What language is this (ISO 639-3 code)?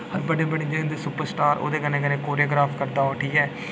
doi